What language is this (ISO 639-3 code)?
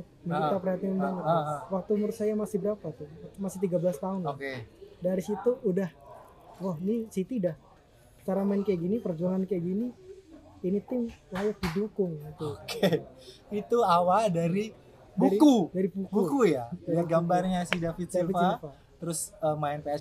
ind